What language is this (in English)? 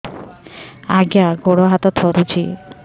Odia